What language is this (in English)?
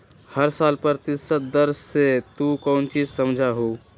Magahi